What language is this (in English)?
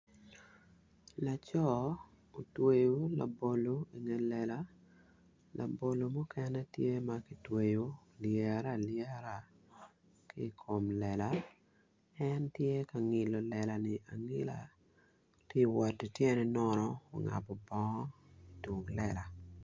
Acoli